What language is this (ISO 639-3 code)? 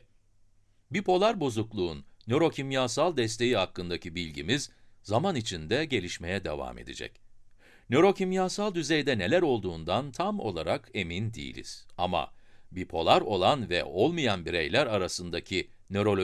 tur